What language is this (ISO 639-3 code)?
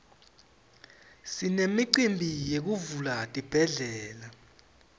ssw